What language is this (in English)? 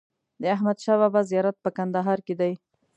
Pashto